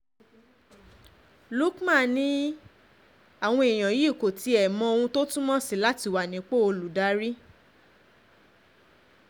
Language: Yoruba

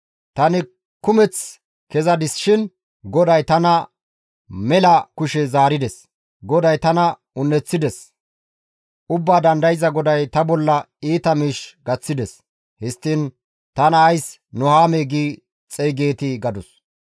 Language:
Gamo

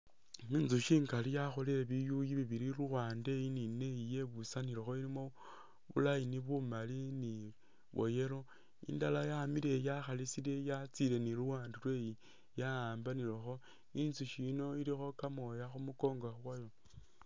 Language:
Masaaba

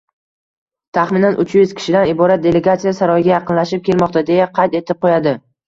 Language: Uzbek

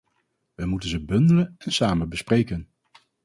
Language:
Dutch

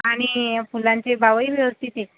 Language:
Marathi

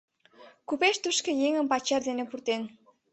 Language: Mari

